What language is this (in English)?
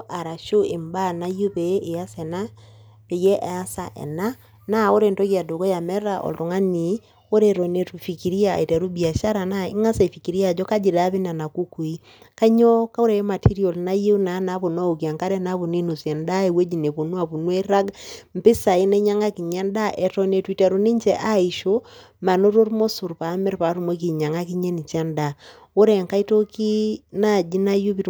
Masai